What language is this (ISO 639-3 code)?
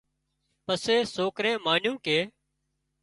kxp